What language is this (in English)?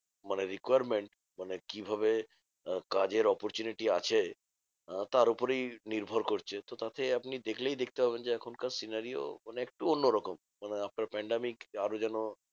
Bangla